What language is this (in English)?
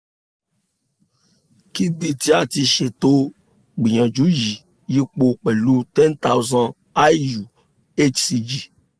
Yoruba